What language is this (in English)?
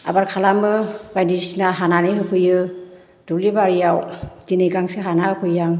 Bodo